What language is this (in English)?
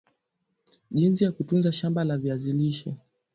Swahili